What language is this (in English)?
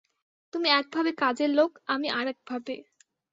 Bangla